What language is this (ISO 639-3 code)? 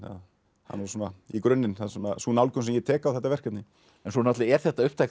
isl